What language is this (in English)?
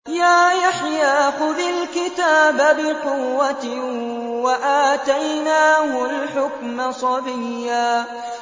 Arabic